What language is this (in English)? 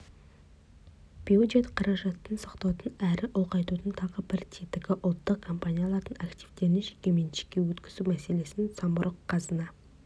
Kazakh